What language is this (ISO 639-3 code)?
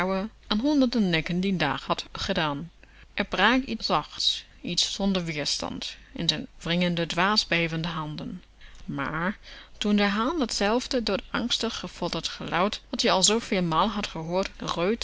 nld